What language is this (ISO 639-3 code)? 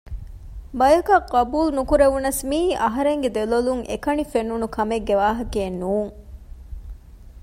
div